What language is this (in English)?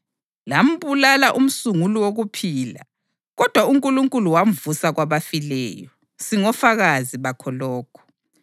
North Ndebele